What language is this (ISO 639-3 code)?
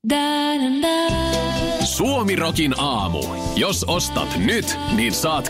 fin